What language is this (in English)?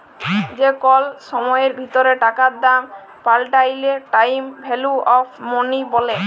Bangla